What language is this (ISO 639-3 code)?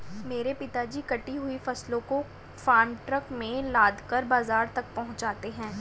hin